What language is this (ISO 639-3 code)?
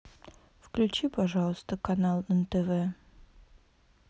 rus